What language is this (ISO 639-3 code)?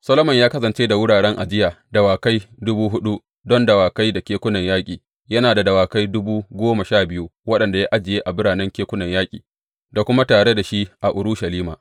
hau